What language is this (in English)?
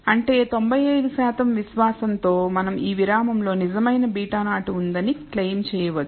Telugu